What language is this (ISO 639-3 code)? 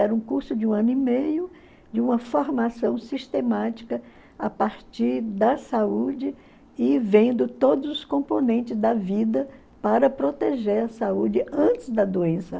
por